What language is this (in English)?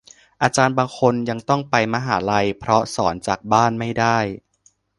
Thai